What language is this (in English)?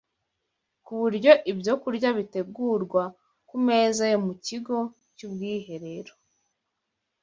Kinyarwanda